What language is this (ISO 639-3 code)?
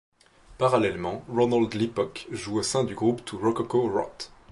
fra